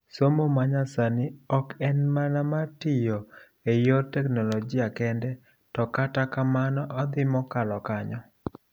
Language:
Luo (Kenya and Tanzania)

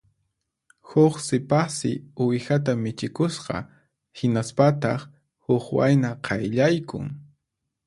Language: Puno Quechua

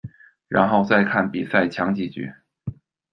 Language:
Chinese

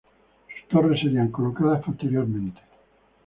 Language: Spanish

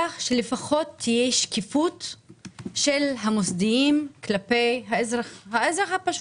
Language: Hebrew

